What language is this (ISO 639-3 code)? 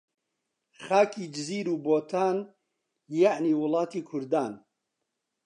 ckb